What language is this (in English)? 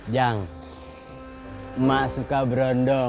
Indonesian